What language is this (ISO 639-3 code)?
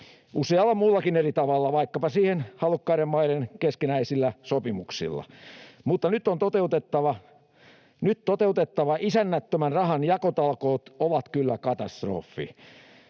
fin